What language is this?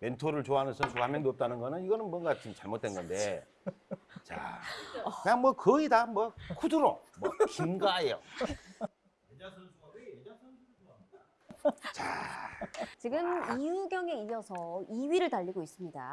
Korean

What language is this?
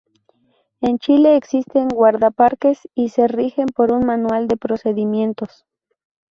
Spanish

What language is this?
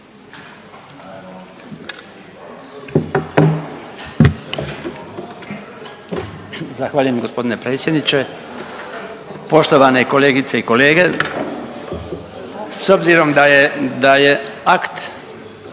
Croatian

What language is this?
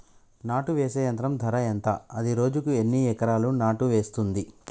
Telugu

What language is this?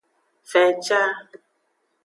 Aja (Benin)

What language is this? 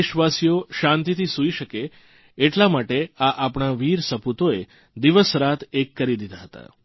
Gujarati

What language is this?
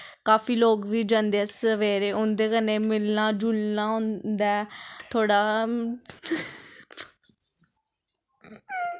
Dogri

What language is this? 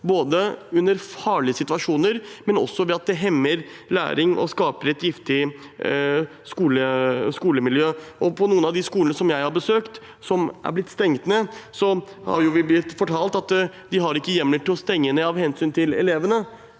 Norwegian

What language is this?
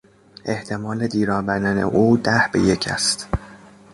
Persian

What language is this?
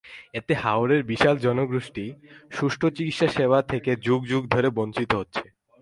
Bangla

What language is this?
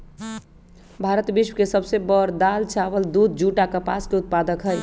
Magahi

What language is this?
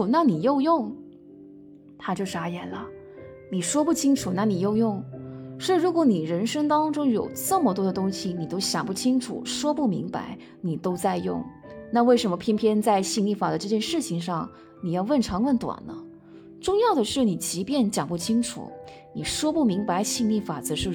Chinese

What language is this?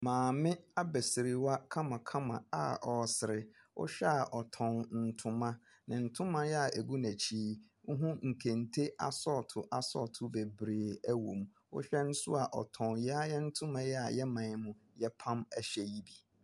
Akan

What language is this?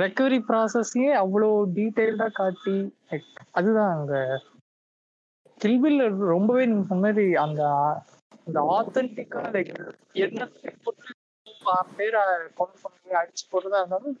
Tamil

